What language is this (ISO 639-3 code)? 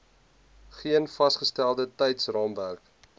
afr